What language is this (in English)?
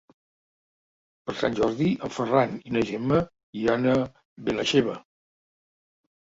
Catalan